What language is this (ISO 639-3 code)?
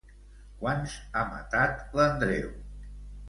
cat